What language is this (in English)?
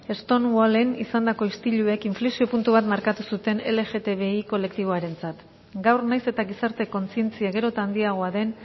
Basque